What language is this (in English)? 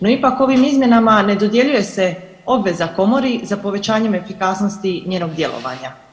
Croatian